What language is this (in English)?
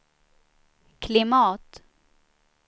Swedish